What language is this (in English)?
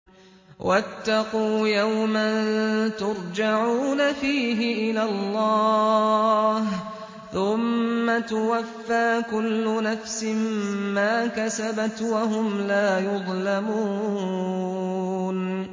Arabic